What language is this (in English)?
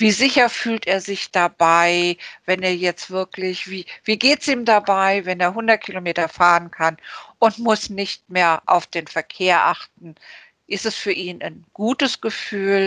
German